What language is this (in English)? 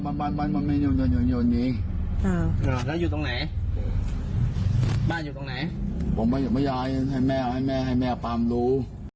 Thai